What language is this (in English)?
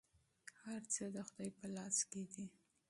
Pashto